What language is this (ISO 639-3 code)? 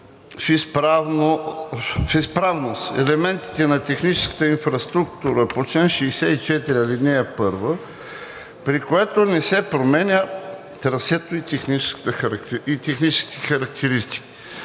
bul